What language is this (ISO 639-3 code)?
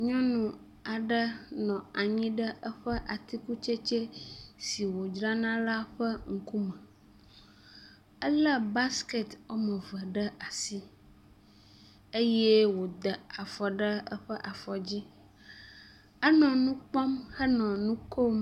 ewe